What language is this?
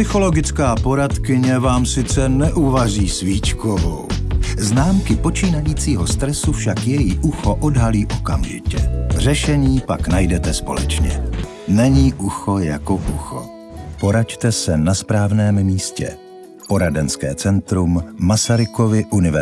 Czech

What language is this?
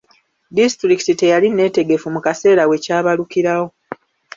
Ganda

